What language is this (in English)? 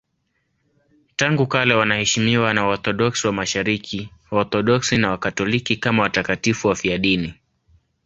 Swahili